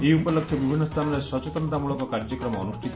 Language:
Odia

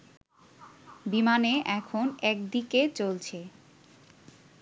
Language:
Bangla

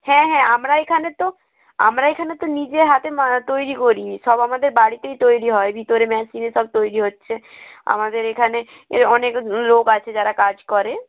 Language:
Bangla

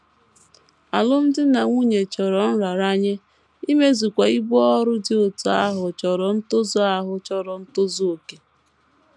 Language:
Igbo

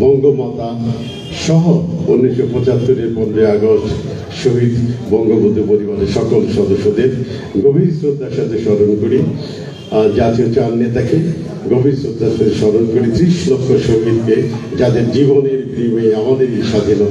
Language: Arabic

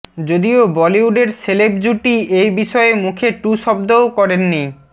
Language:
Bangla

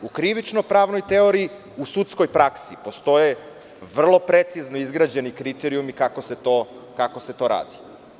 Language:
Serbian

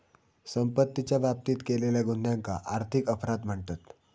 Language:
Marathi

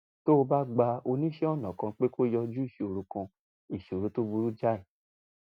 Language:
Yoruba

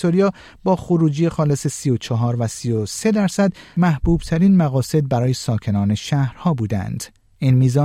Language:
Persian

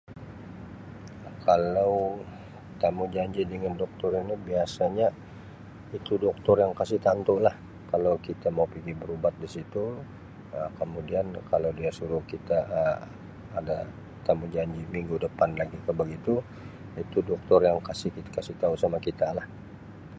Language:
Sabah Malay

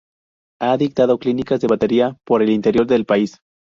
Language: Spanish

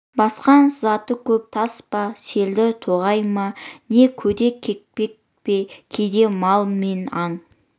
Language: Kazakh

